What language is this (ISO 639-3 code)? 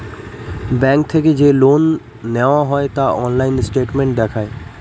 ben